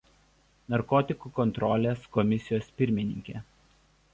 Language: Lithuanian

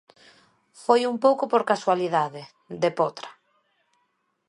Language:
Galician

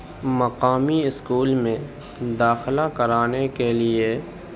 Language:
Urdu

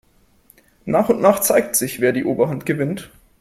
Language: German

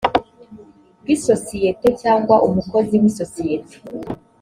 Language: Kinyarwanda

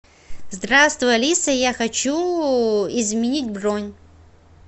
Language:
Russian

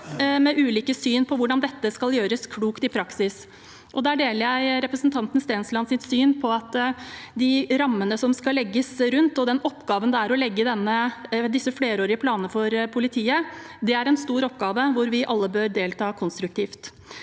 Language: Norwegian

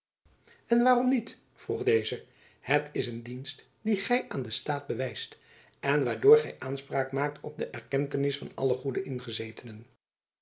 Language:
Dutch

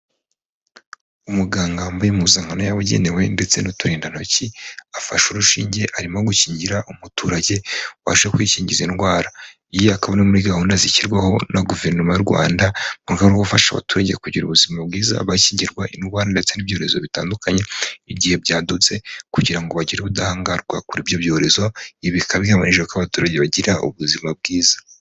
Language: Kinyarwanda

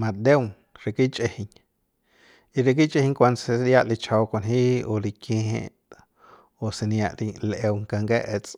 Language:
Central Pame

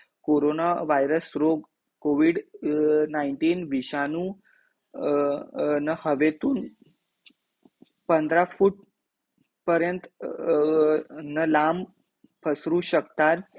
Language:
Marathi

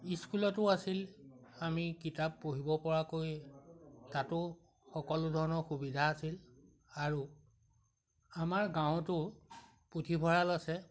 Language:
Assamese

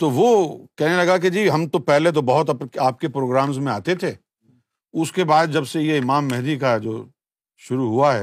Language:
Urdu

